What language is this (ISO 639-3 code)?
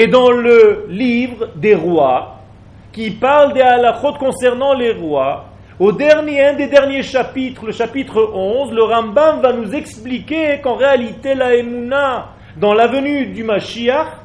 fra